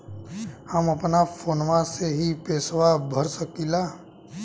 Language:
Bhojpuri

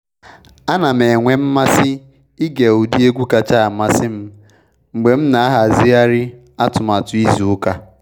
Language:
Igbo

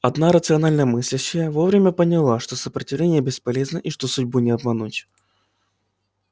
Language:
Russian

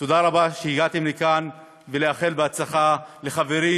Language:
Hebrew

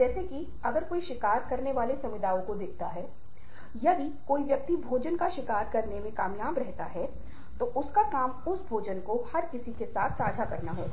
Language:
Hindi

